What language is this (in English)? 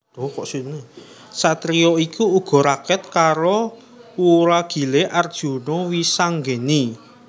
Javanese